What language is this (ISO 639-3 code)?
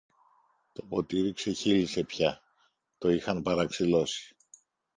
ell